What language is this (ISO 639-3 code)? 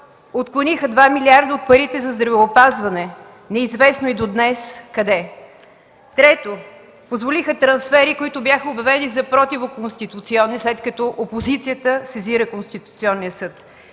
bul